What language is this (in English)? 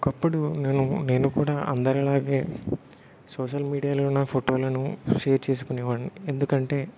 Telugu